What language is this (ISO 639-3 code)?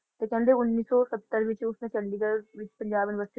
pan